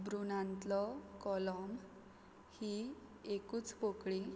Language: Konkani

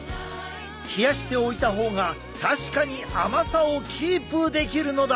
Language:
Japanese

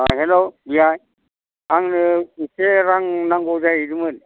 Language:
Bodo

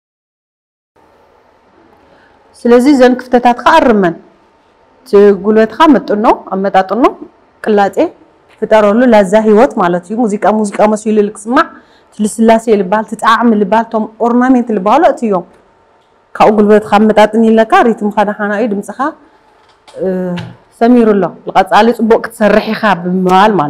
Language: Arabic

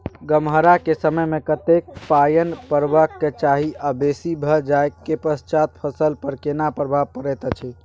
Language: Maithili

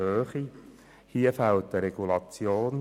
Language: Swiss German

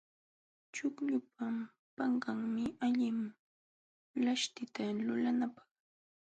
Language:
Jauja Wanca Quechua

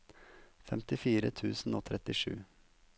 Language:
Norwegian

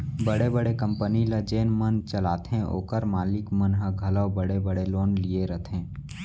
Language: Chhattisgarhi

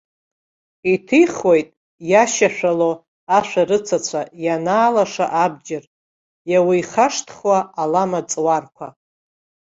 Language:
Abkhazian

